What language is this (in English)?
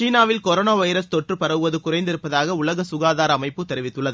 Tamil